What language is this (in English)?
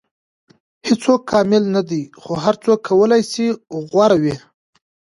Pashto